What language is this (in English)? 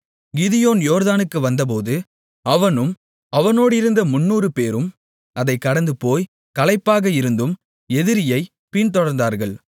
Tamil